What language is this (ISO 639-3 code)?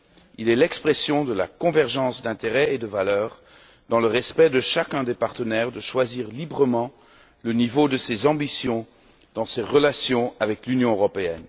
fra